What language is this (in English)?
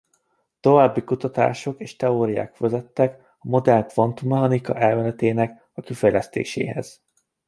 Hungarian